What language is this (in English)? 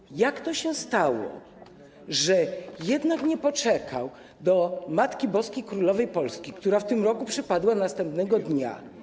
Polish